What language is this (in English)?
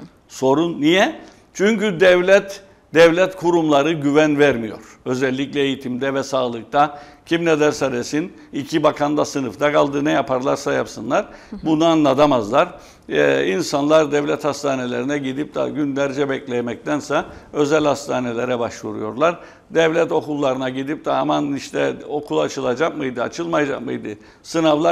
Turkish